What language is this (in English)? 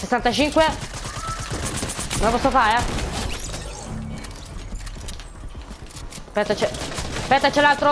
Italian